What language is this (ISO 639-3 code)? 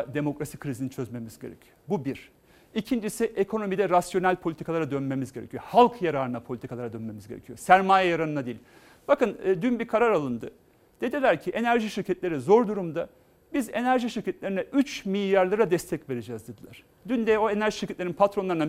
tur